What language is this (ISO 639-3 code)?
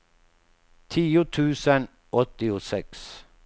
swe